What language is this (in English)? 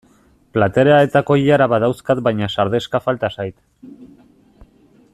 Basque